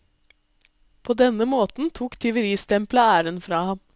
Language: Norwegian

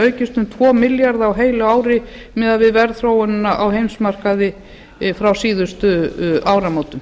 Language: Icelandic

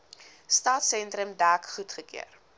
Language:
Afrikaans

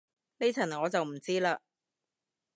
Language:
Cantonese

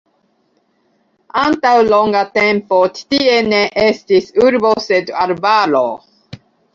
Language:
Esperanto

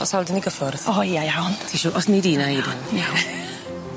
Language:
Welsh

